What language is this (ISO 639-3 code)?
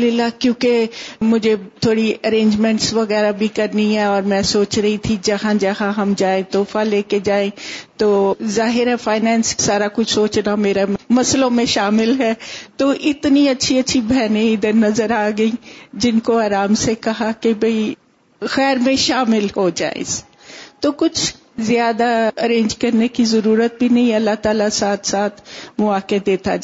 urd